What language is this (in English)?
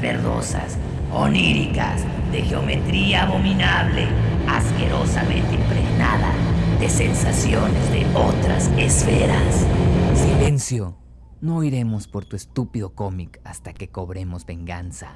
Spanish